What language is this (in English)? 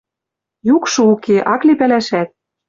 Western Mari